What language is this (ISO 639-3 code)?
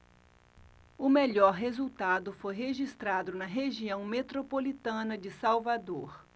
por